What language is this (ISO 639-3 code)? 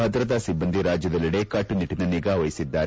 kan